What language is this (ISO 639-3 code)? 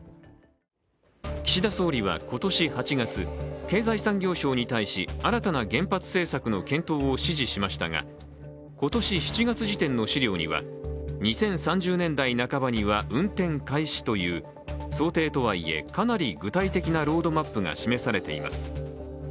jpn